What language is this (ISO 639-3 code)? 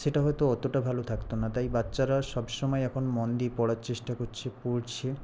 ben